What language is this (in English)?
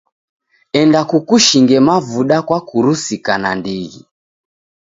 Taita